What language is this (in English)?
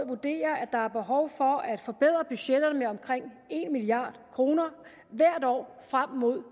Danish